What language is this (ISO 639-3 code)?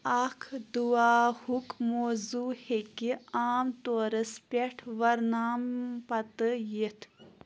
kas